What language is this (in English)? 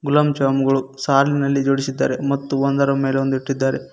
Kannada